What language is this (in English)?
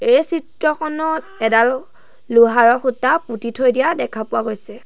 Assamese